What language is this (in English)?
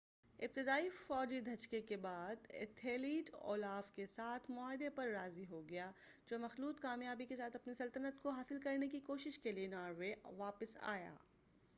Urdu